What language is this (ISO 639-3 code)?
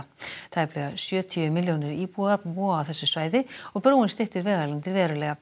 isl